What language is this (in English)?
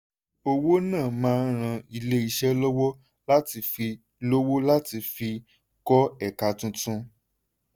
Yoruba